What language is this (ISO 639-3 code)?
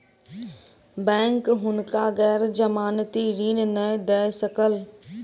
mai